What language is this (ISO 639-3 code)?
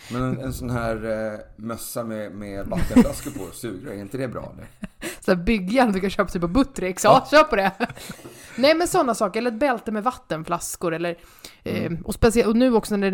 swe